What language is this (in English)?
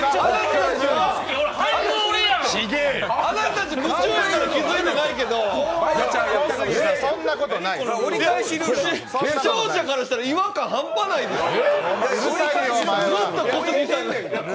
Japanese